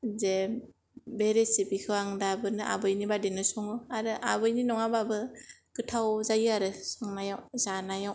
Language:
Bodo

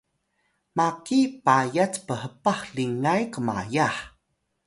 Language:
Atayal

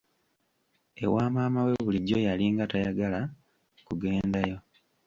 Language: Ganda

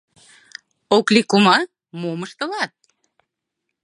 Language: Mari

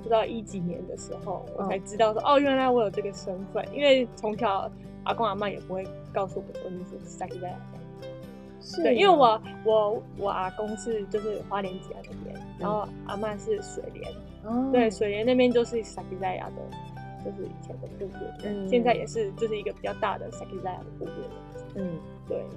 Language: Chinese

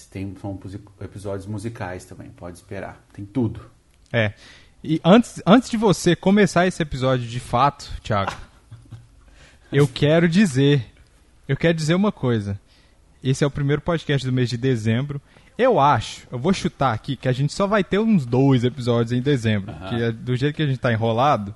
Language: Portuguese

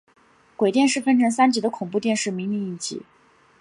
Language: Chinese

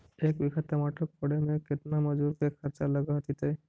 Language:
Magahi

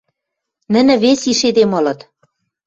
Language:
Western Mari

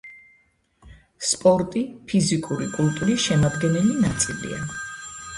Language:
Georgian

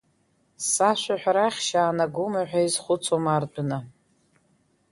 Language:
Abkhazian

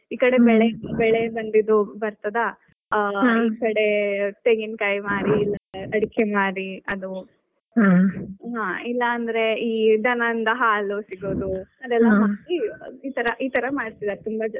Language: Kannada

